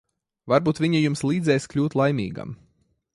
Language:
Latvian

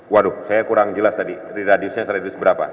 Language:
Indonesian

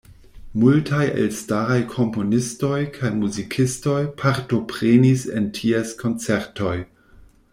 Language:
Esperanto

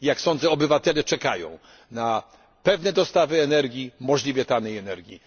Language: Polish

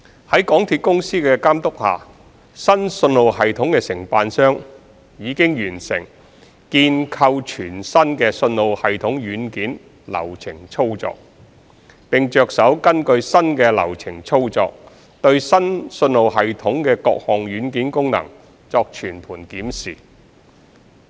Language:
Cantonese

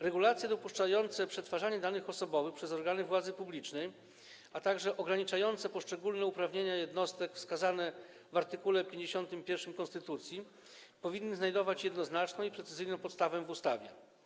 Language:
Polish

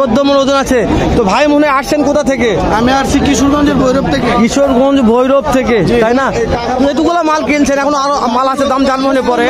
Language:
Bangla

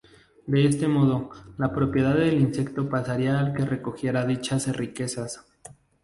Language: Spanish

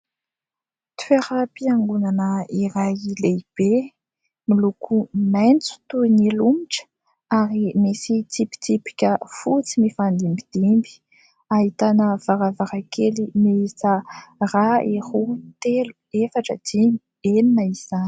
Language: Malagasy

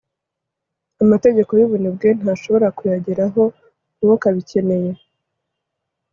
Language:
Kinyarwanda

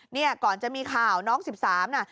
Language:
Thai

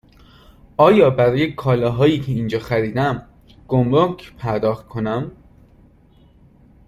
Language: Persian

